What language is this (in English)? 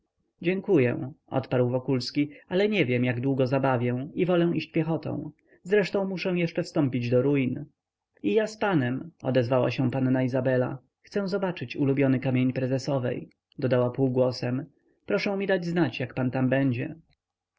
Polish